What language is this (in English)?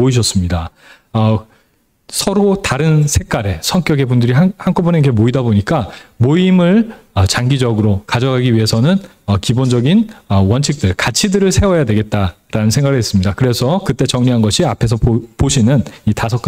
Korean